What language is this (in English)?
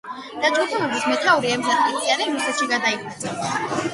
Georgian